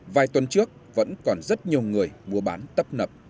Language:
Vietnamese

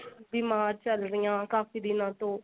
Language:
Punjabi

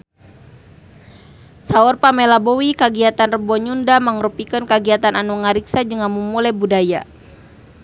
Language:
Sundanese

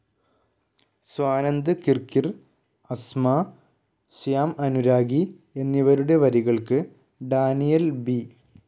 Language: Malayalam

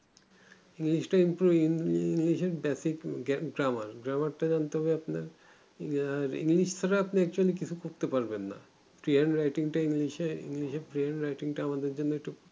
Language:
Bangla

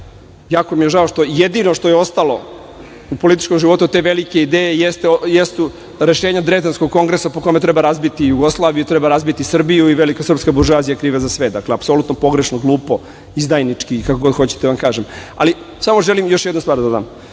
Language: Serbian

